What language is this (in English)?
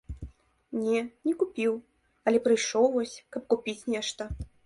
Belarusian